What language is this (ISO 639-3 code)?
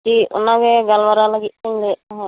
sat